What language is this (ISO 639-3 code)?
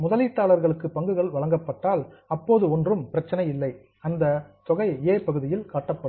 tam